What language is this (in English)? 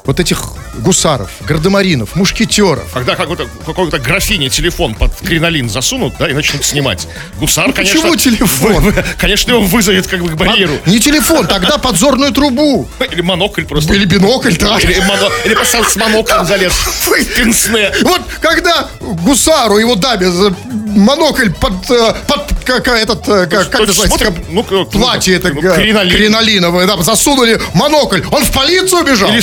Russian